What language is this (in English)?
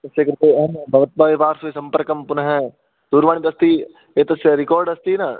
Sanskrit